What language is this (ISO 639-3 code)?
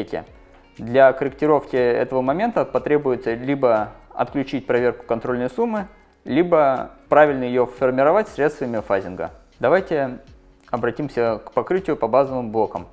rus